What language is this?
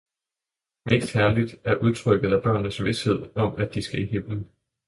Danish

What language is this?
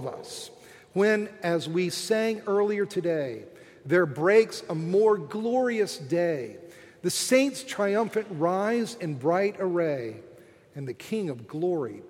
English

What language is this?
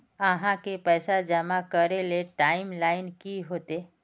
Magahi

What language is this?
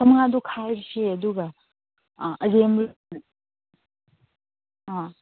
Manipuri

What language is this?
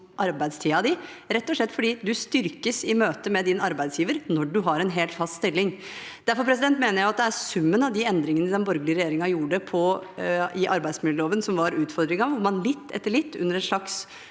Norwegian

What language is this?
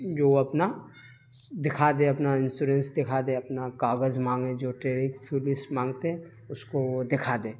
Urdu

